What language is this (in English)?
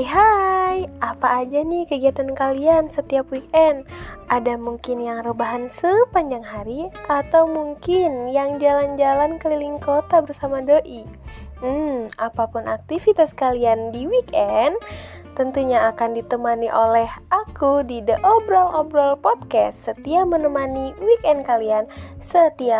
Indonesian